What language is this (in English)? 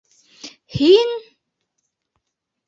Bashkir